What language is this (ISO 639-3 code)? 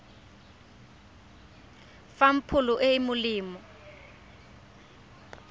tsn